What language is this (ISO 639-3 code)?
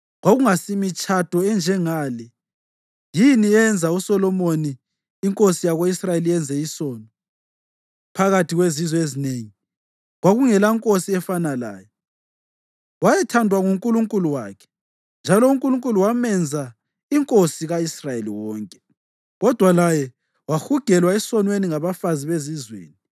nde